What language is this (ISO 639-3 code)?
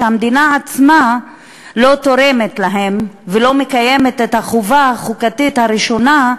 heb